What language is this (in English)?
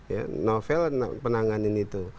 Indonesian